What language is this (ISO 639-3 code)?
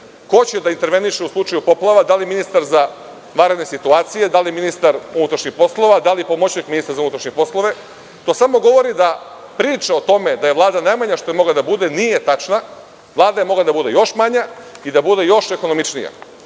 srp